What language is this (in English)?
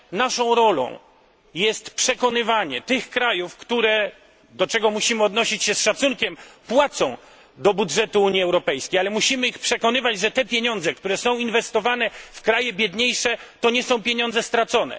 Polish